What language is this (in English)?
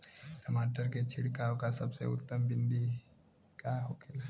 Bhojpuri